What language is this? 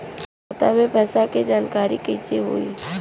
Bhojpuri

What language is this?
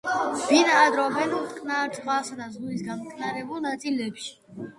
Georgian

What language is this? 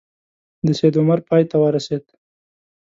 Pashto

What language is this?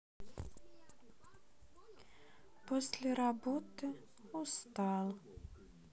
Russian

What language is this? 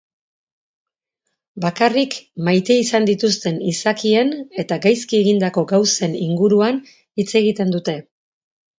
Basque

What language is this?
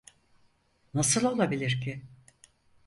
Turkish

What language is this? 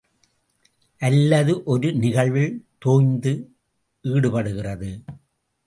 Tamil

